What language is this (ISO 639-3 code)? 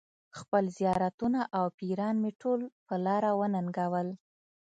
pus